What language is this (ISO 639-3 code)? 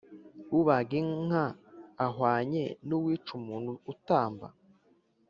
kin